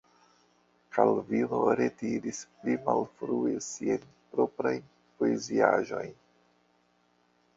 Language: Esperanto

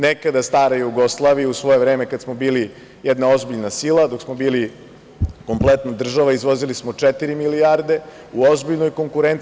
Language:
Serbian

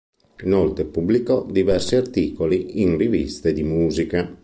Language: Italian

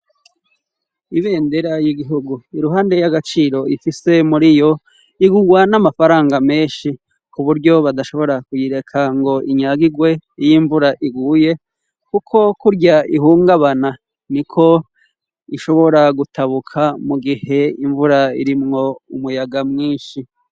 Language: Rundi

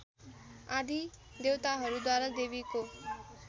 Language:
Nepali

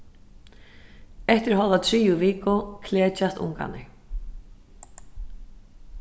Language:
Faroese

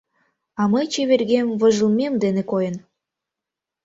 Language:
Mari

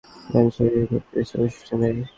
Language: Bangla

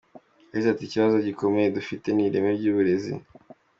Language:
Kinyarwanda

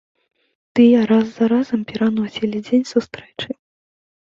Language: Belarusian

